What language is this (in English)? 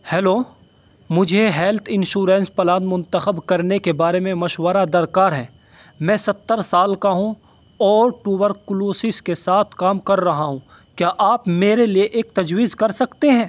Urdu